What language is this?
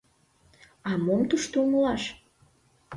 Mari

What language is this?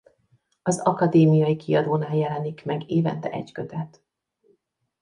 Hungarian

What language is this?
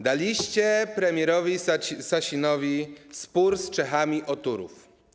Polish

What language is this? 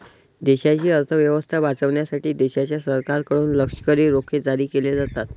Marathi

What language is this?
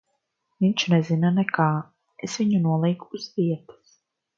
Latvian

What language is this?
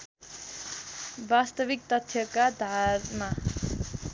Nepali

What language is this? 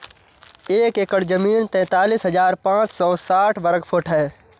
Hindi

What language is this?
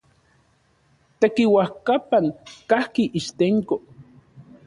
Central Puebla Nahuatl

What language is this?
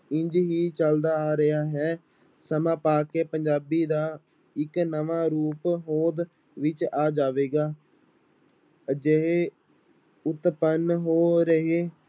Punjabi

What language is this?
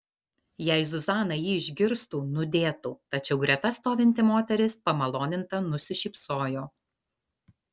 Lithuanian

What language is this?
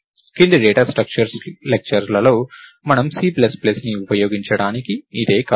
Telugu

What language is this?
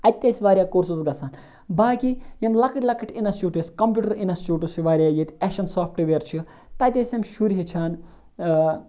Kashmiri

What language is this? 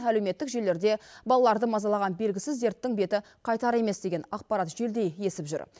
Kazakh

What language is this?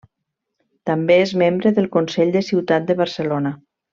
Catalan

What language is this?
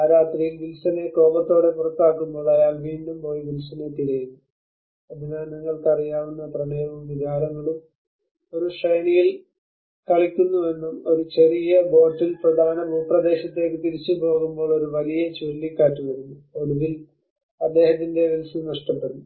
Malayalam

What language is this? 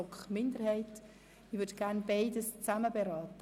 Swiss German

